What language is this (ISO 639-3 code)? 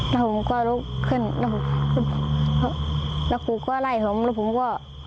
tha